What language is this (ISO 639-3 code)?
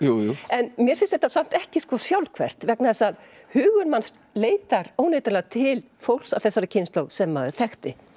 isl